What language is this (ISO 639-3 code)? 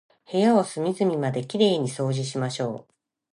jpn